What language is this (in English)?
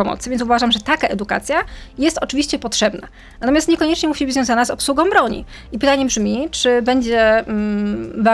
Polish